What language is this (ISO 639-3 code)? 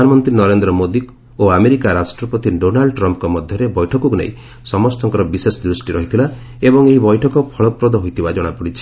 ori